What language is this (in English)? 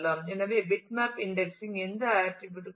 Tamil